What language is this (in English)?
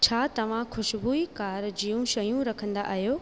Sindhi